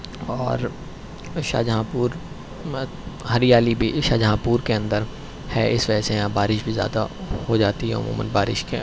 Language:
Urdu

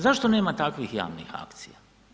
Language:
Croatian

